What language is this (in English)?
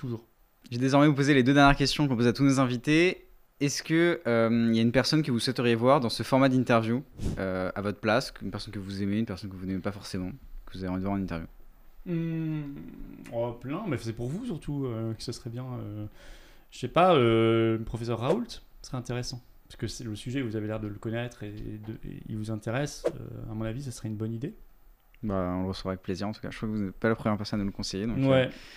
French